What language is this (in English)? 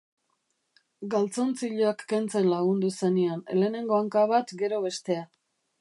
Basque